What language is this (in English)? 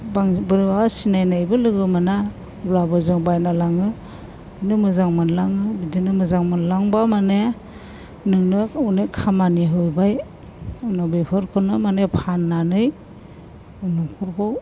Bodo